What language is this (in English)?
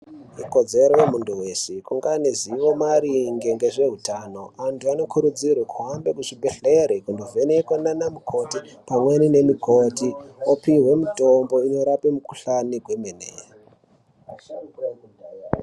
Ndau